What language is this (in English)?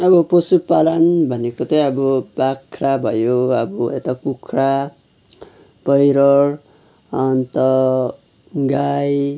Nepali